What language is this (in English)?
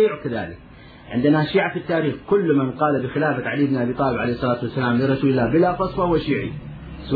Arabic